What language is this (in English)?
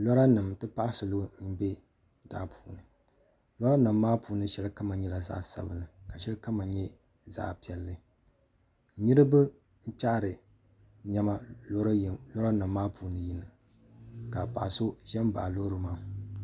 Dagbani